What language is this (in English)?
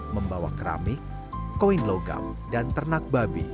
Indonesian